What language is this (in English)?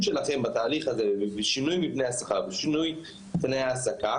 Hebrew